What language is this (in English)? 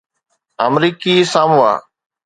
Sindhi